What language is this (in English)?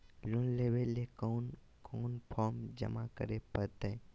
Magahi